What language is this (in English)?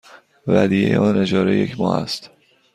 Persian